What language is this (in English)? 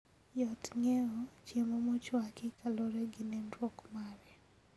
Luo (Kenya and Tanzania)